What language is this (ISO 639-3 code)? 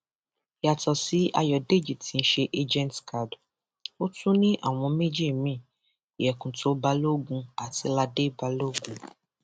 yor